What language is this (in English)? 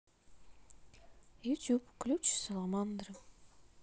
Russian